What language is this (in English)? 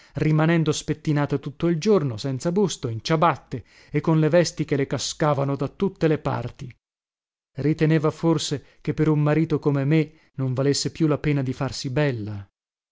Italian